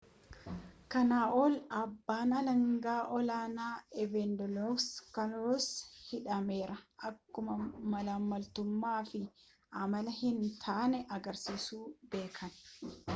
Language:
Oromo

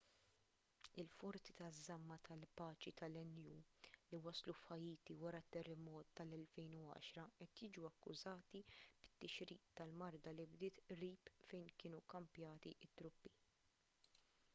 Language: Maltese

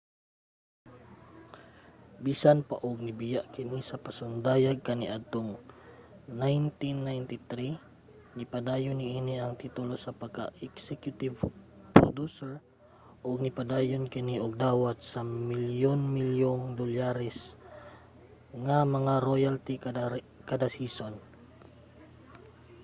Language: Cebuano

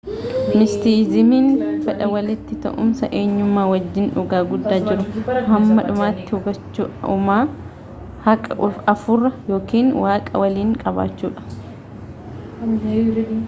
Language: Oromo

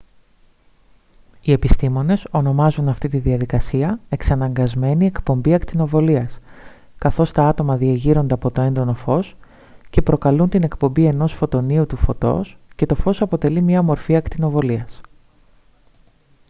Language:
Greek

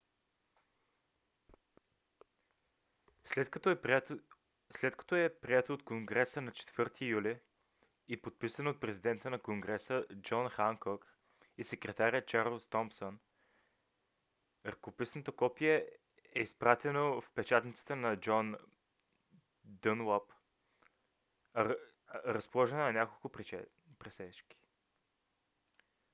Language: Bulgarian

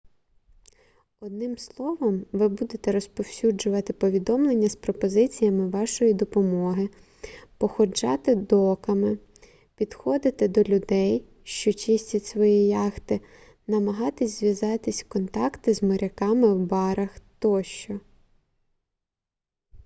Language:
Ukrainian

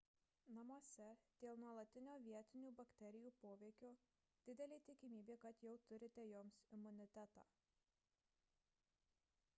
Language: Lithuanian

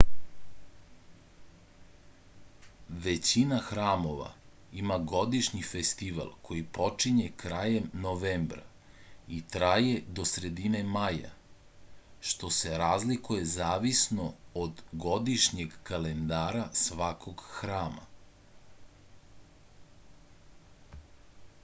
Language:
Serbian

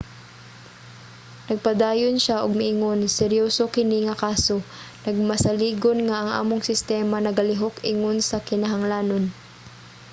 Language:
Cebuano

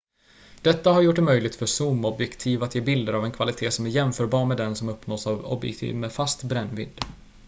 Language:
Swedish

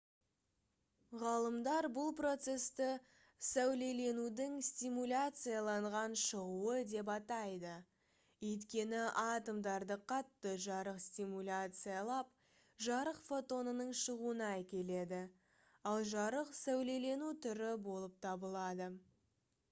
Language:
Kazakh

